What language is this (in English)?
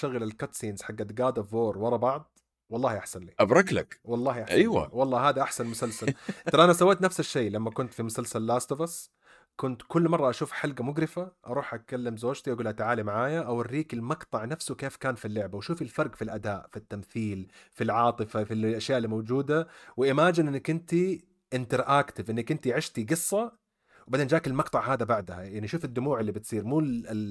Arabic